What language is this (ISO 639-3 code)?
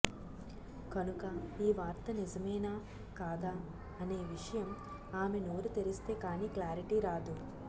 tel